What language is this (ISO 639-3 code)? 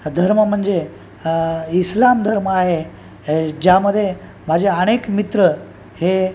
mar